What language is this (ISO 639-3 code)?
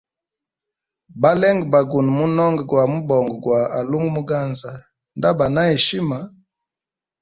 hem